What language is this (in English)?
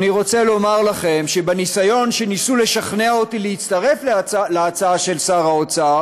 Hebrew